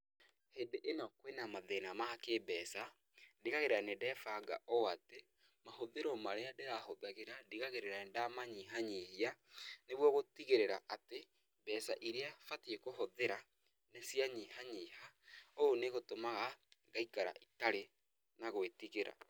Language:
Kikuyu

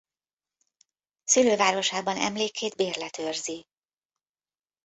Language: Hungarian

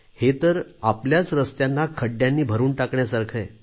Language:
Marathi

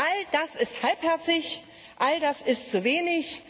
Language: German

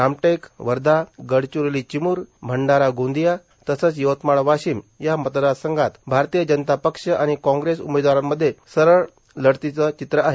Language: Marathi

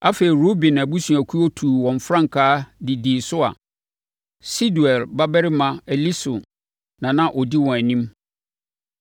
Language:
Akan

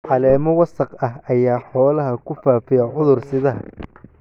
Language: Somali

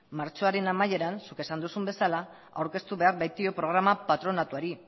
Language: Basque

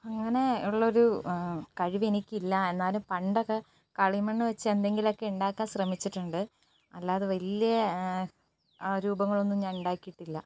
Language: Malayalam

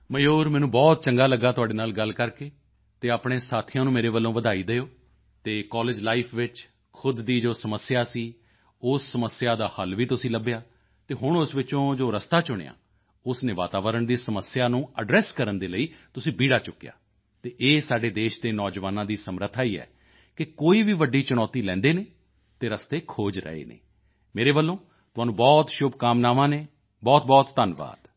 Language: Punjabi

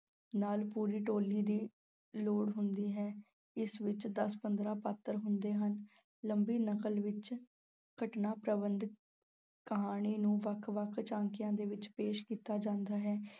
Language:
Punjabi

